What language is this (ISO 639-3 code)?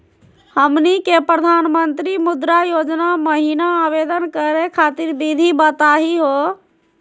mag